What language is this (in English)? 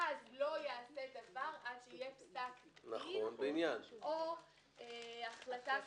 Hebrew